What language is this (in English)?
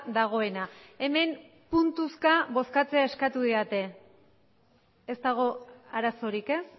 Basque